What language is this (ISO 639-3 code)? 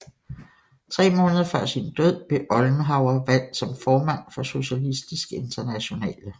dan